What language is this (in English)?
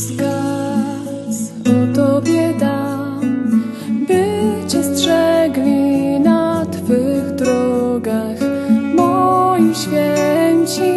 Polish